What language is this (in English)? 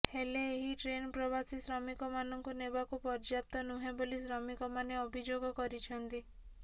Odia